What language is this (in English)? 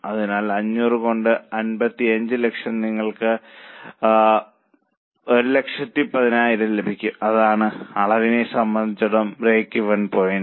Malayalam